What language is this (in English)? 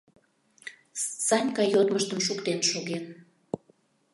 Mari